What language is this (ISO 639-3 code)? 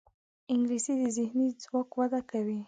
pus